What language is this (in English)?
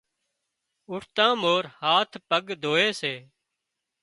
Wadiyara Koli